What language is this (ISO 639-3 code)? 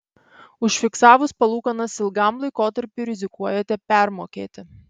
lit